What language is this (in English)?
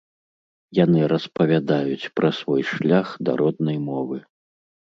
Belarusian